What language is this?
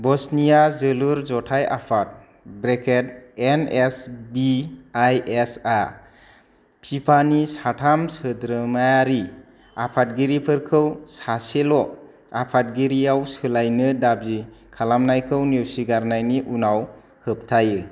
Bodo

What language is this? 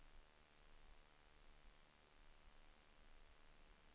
Swedish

